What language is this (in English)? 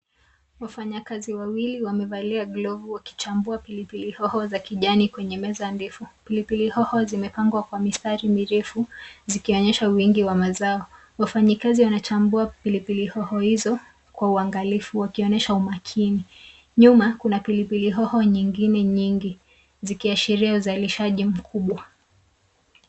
Swahili